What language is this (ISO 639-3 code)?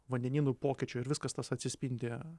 lit